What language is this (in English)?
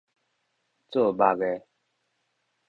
Min Nan Chinese